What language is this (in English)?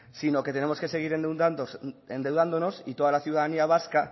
Spanish